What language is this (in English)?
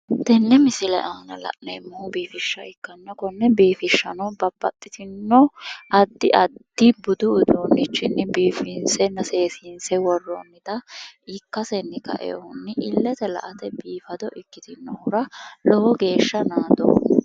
Sidamo